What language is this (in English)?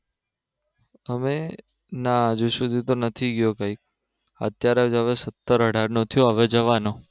Gujarati